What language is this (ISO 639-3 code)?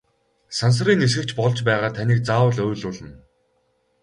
mon